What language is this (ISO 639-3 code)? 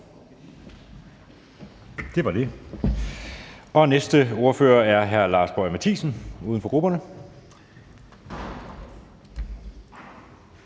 dan